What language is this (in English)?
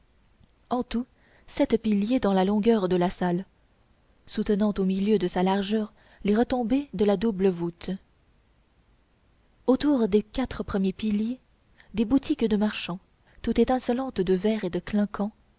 French